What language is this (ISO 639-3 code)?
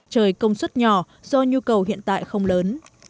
vie